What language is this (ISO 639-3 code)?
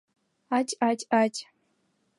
chm